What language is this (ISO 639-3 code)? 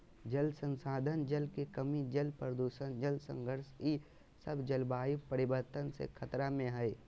mag